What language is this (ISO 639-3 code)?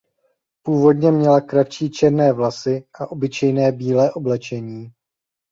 ces